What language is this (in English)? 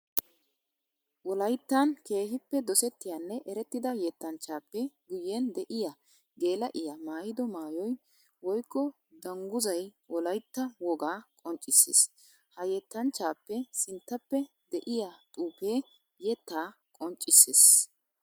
Wolaytta